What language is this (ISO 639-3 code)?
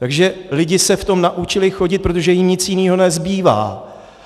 ces